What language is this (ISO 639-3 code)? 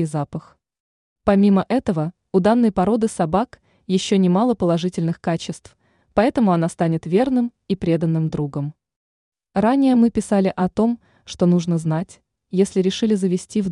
rus